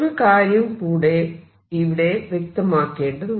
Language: Malayalam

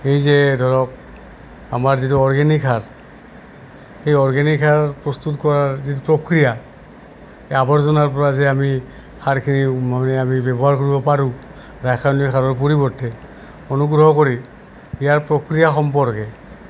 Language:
Assamese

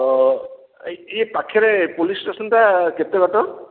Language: Odia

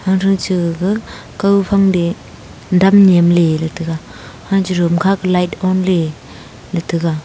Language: Wancho Naga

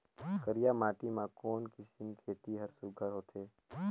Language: Chhattisgarhi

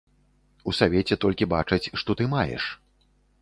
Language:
Belarusian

